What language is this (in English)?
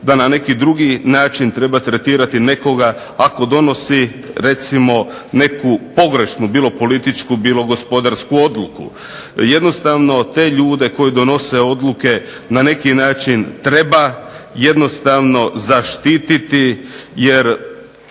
Croatian